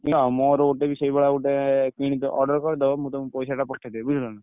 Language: Odia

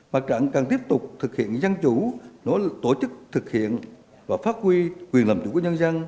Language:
Vietnamese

